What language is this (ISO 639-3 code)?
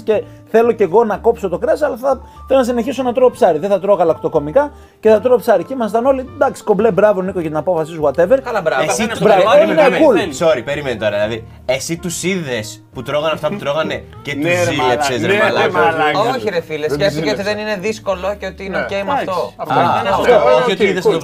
ell